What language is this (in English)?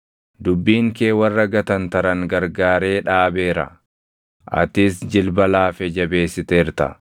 Oromo